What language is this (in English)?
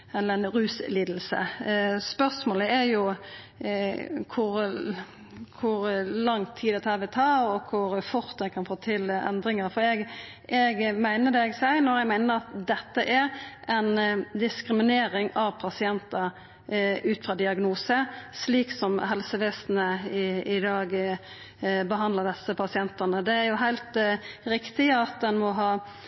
Norwegian Nynorsk